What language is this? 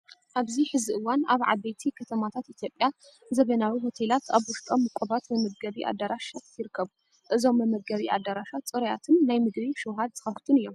Tigrinya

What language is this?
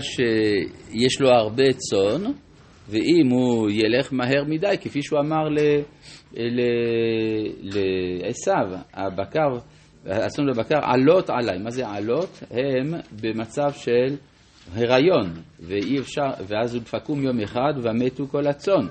Hebrew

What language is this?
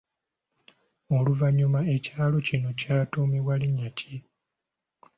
Ganda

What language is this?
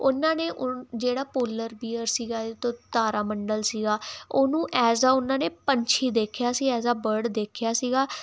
Punjabi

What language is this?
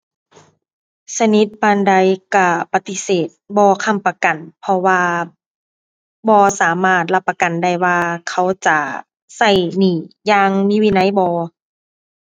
Thai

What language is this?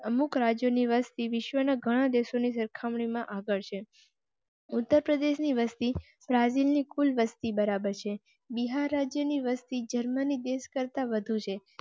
Gujarati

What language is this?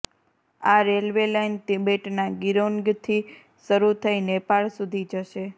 Gujarati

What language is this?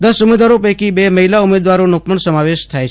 Gujarati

